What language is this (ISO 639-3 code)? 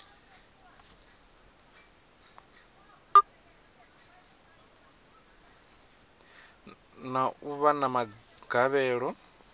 ven